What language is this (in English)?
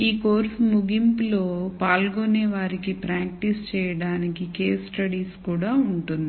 Telugu